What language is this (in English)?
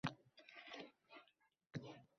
Uzbek